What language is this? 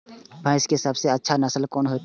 Maithili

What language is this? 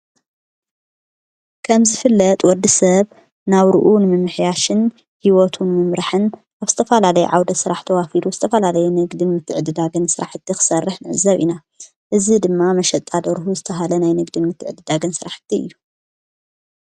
Tigrinya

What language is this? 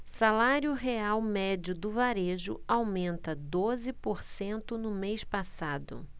Portuguese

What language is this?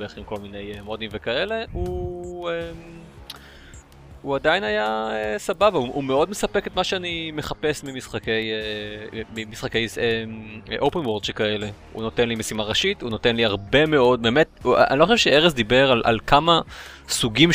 Hebrew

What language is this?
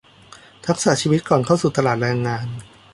Thai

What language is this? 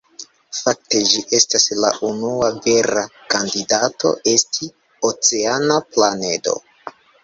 Esperanto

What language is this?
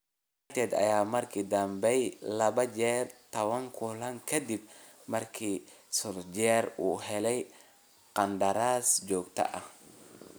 Somali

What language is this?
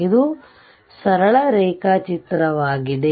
Kannada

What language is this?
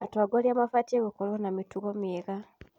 Kikuyu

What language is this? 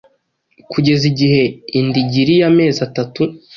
Kinyarwanda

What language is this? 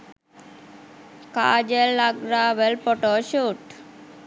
Sinhala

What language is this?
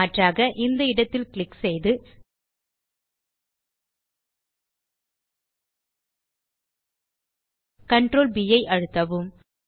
Tamil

